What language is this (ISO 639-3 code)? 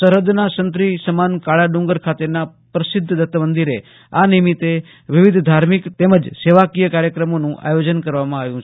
guj